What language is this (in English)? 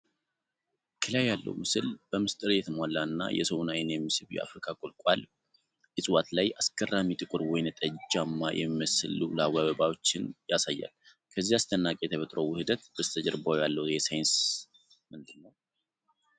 Amharic